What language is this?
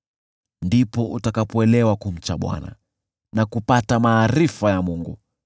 Swahili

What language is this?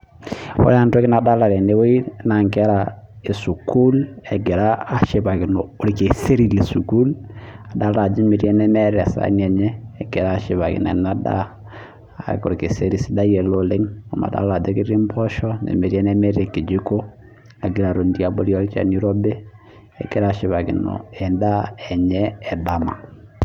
Masai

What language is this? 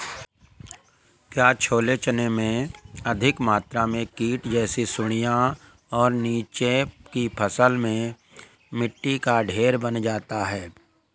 Hindi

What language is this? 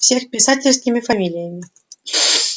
Russian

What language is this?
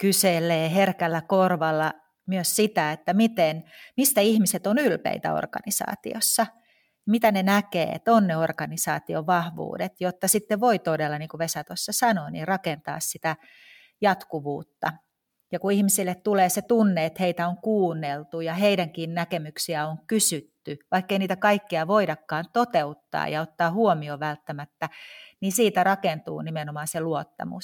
Finnish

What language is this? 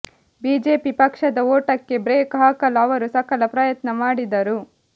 Kannada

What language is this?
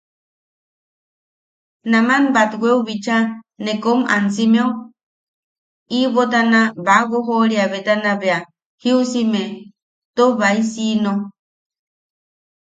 Yaqui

